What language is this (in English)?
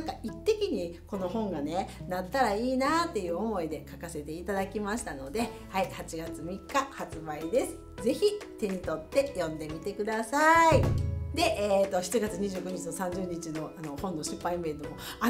Japanese